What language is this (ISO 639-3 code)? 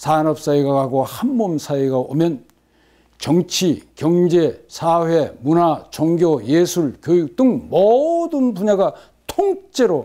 kor